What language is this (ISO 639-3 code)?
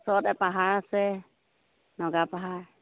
asm